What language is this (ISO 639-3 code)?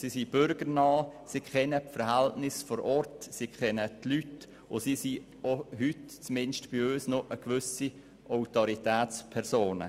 gsw